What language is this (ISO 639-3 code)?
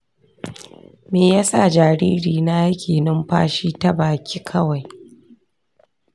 hau